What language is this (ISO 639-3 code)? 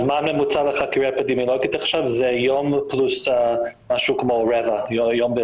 heb